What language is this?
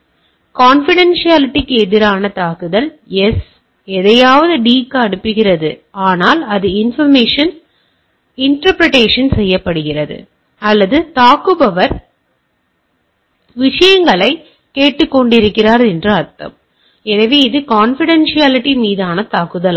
Tamil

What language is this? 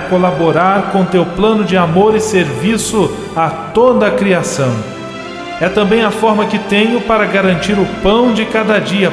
Portuguese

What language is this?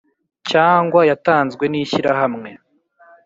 Kinyarwanda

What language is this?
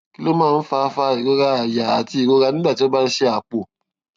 Yoruba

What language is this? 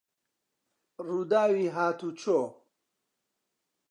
Central Kurdish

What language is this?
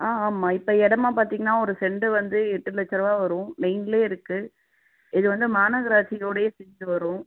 Tamil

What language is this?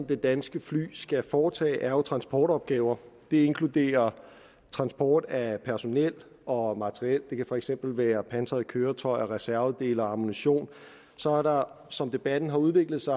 Danish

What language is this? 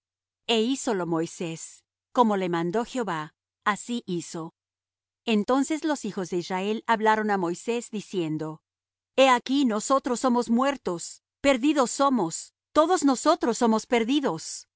Spanish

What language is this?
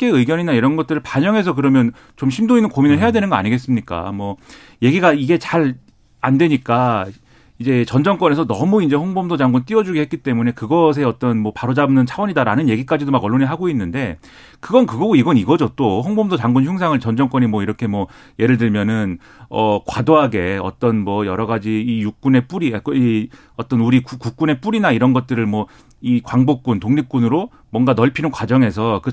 Korean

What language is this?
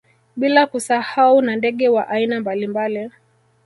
Swahili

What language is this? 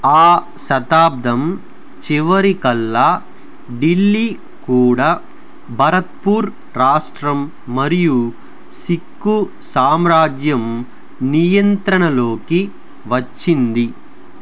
Telugu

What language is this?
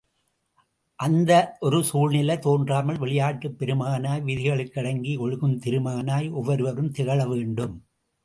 Tamil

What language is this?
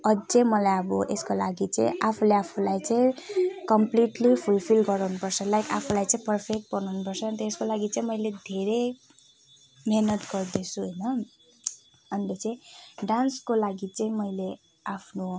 Nepali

